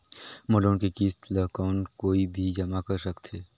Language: Chhattisgarhi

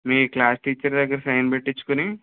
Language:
Telugu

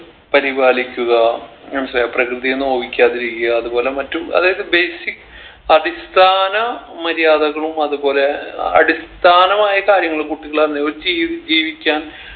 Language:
Malayalam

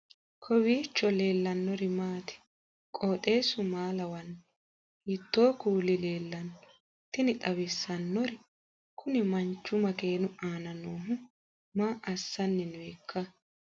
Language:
Sidamo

